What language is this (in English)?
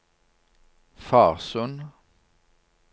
Norwegian